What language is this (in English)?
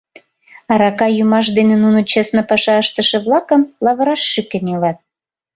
Mari